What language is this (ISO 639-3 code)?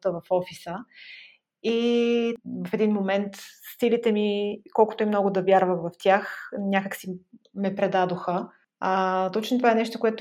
bul